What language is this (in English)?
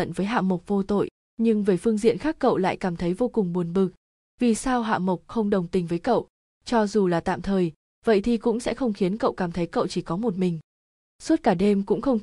Vietnamese